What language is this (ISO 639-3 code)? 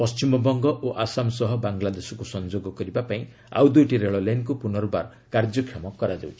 ori